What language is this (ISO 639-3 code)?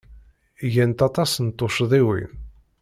kab